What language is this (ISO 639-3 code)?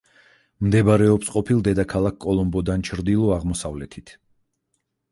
kat